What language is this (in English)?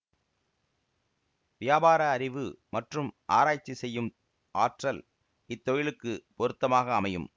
Tamil